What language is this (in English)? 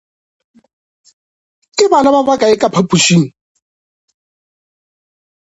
Northern Sotho